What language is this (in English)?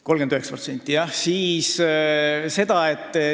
Estonian